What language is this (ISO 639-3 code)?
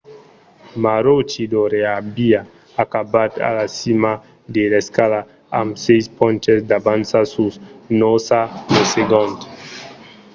oci